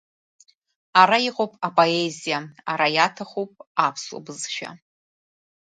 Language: Abkhazian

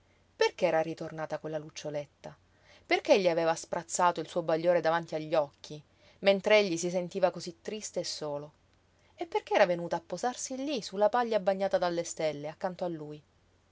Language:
Italian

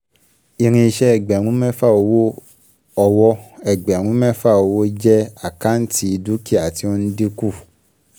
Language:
Yoruba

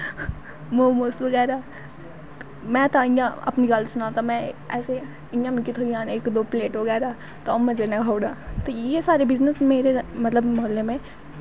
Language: Dogri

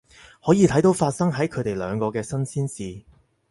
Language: Cantonese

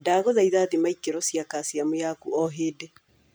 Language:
Kikuyu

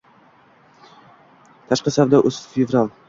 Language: Uzbek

